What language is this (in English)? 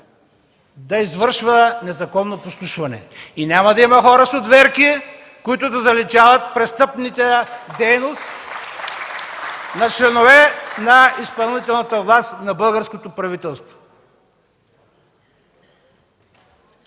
Bulgarian